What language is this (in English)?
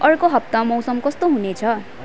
Nepali